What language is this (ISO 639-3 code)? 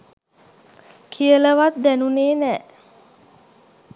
sin